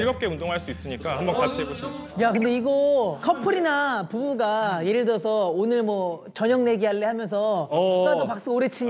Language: Korean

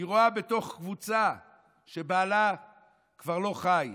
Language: Hebrew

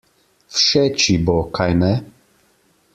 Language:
Slovenian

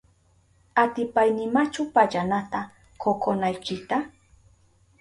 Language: Southern Pastaza Quechua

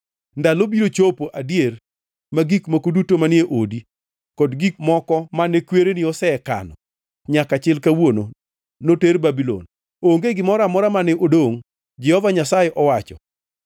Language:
Luo (Kenya and Tanzania)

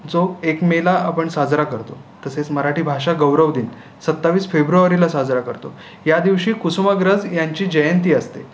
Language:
Marathi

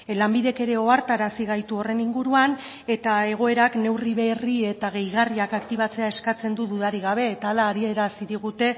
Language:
Basque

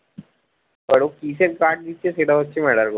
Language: Bangla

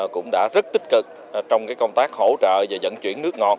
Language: Vietnamese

